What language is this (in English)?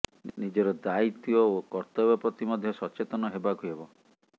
Odia